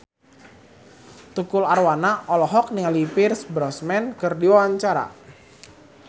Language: Sundanese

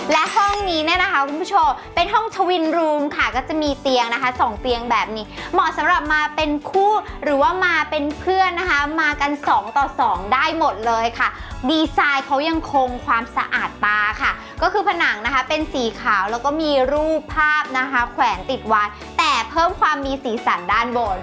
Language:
Thai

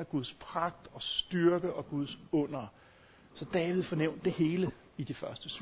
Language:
Danish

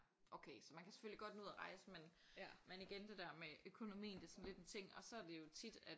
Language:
Danish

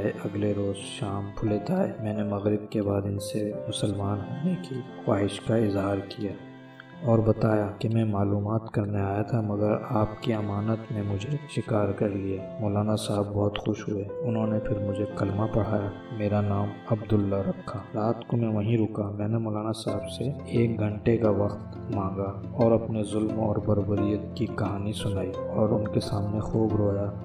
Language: Urdu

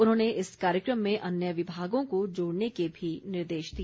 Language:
Hindi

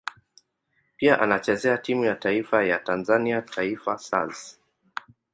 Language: Swahili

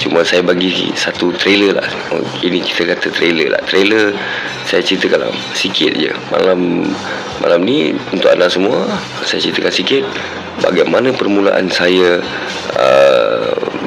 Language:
Malay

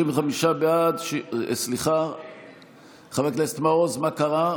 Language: Hebrew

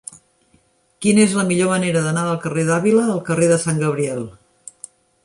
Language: Catalan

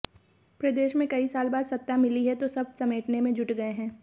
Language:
Hindi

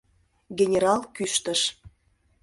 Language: Mari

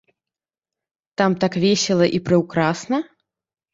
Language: Belarusian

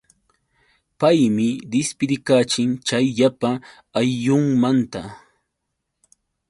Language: Yauyos Quechua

